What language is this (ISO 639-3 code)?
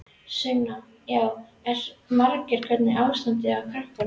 isl